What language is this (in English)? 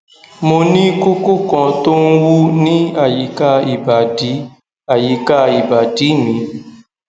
Yoruba